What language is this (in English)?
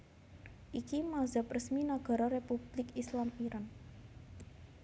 Javanese